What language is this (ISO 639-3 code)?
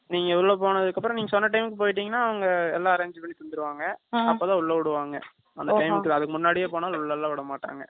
tam